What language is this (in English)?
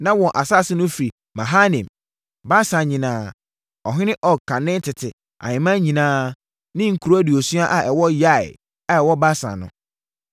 Akan